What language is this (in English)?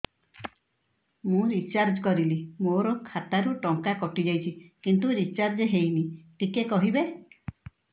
Odia